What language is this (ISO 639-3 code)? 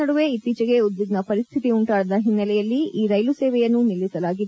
kan